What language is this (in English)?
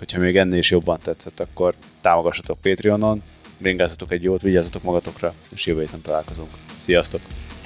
Hungarian